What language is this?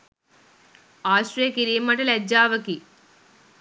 Sinhala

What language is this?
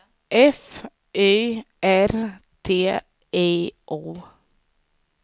Swedish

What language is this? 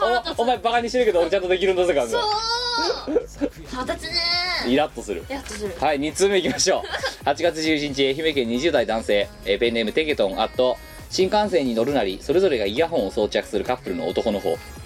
Japanese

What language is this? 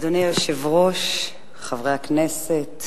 Hebrew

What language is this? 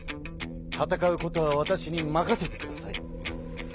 Japanese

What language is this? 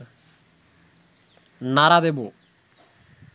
Bangla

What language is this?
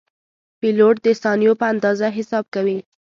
Pashto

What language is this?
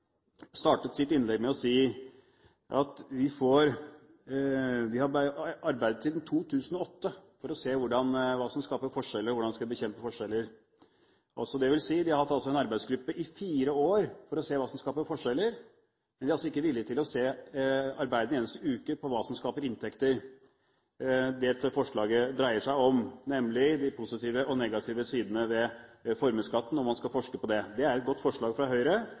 Norwegian Bokmål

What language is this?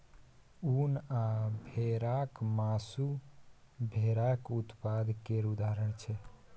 Maithili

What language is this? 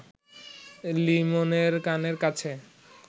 Bangla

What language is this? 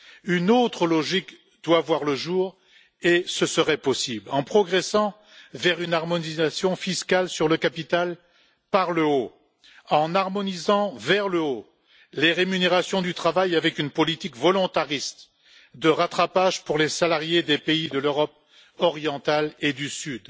French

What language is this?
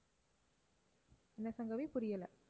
Tamil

